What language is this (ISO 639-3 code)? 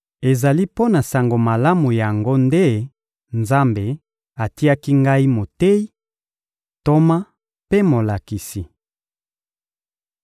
lin